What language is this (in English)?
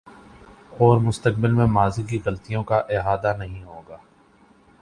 Urdu